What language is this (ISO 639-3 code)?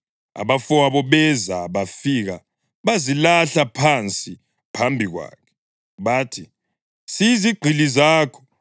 nde